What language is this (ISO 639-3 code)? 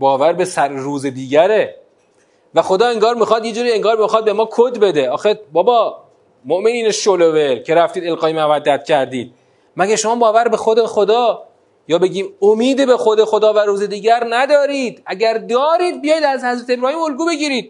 fas